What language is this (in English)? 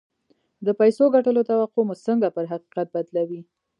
Pashto